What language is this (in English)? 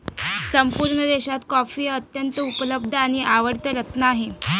Marathi